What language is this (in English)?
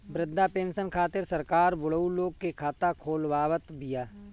Bhojpuri